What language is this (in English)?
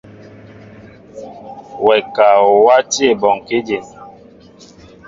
Mbo (Cameroon)